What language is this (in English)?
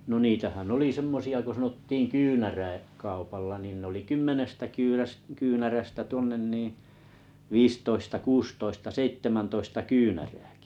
Finnish